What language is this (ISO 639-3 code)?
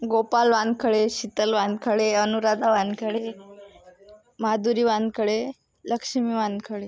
mar